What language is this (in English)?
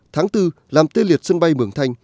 Vietnamese